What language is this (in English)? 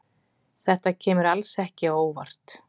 Icelandic